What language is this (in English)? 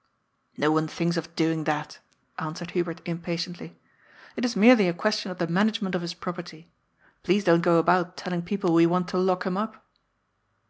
English